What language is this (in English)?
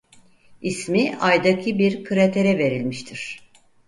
Turkish